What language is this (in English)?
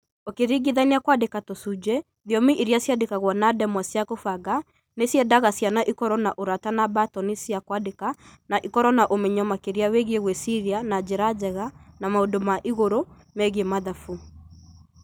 Kikuyu